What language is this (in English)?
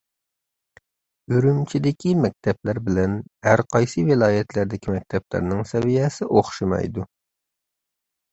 Uyghur